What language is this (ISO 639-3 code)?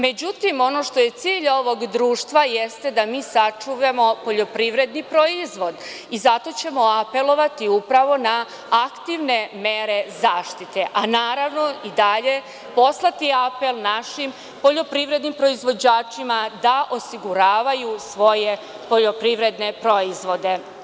srp